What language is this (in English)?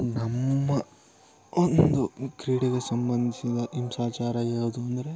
Kannada